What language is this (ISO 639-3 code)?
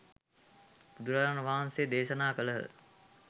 sin